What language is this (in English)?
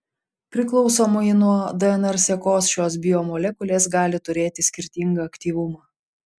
Lithuanian